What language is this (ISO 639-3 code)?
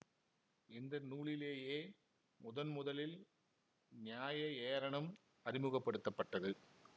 tam